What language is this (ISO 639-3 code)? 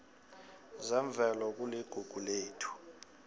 nbl